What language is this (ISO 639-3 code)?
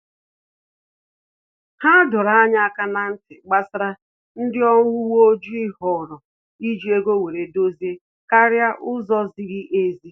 ibo